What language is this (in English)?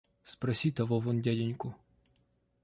Russian